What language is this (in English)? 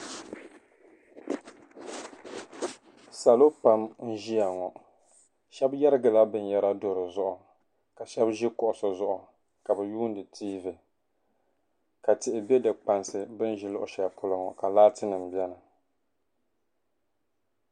Dagbani